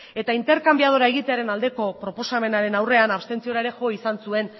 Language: Basque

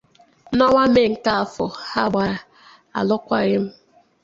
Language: Igbo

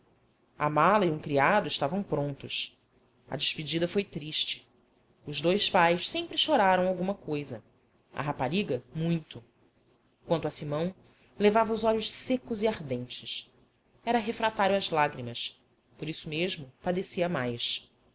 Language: Portuguese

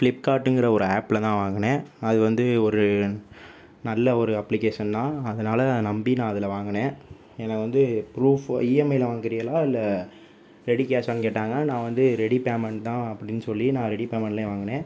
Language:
Tamil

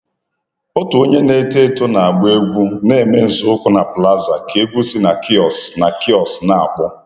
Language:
Igbo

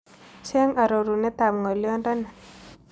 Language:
Kalenjin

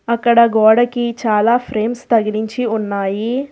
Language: Telugu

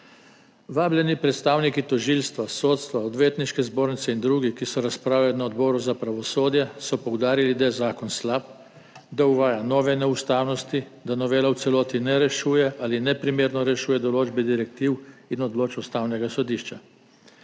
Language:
Slovenian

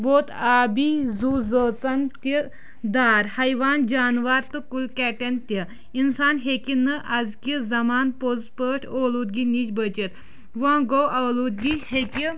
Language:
Kashmiri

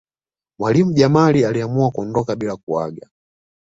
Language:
Swahili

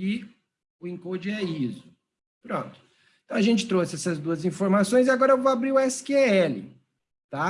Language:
Portuguese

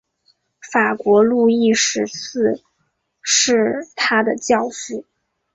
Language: Chinese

